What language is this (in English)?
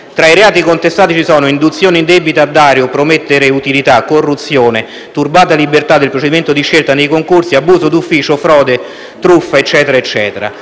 Italian